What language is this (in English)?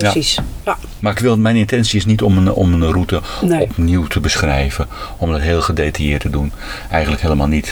Dutch